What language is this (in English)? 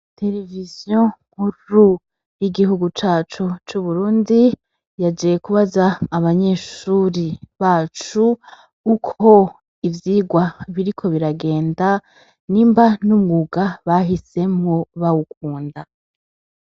Rundi